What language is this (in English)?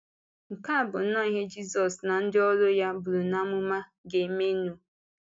Igbo